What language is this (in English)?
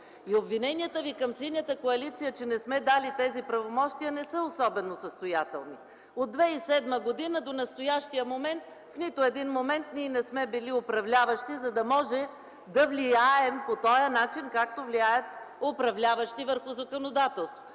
Bulgarian